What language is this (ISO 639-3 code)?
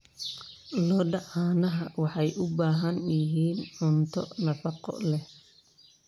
som